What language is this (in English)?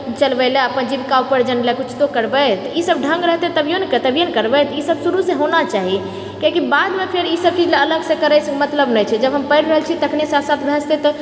Maithili